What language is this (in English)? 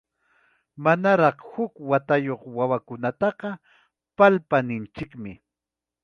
Ayacucho Quechua